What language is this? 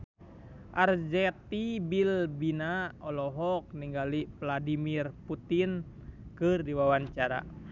Sundanese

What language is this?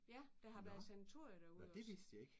Danish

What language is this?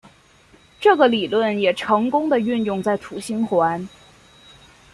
Chinese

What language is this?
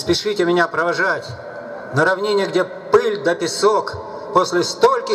Russian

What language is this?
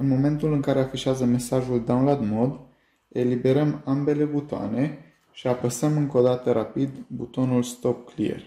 Romanian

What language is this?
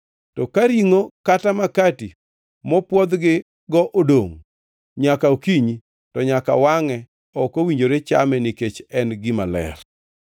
Luo (Kenya and Tanzania)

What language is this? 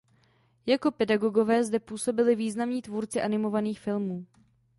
Czech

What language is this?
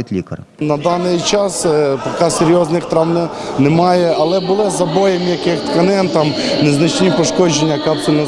Ukrainian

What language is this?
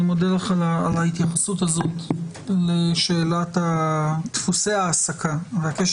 Hebrew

